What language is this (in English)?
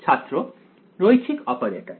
Bangla